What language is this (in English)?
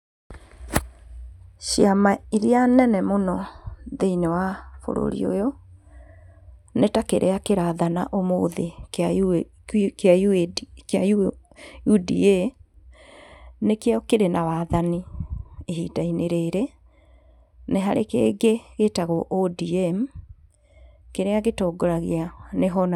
Kikuyu